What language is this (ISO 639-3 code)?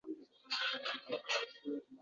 uzb